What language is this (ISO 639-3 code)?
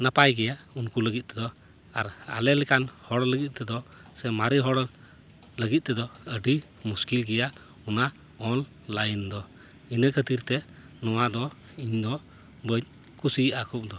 sat